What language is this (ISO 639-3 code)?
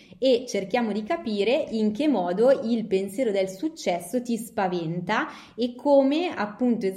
ita